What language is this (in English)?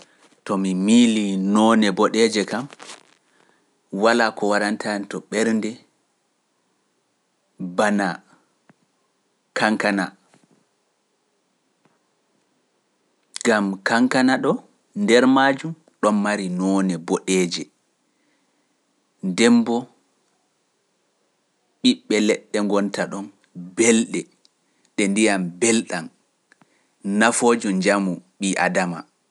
Pular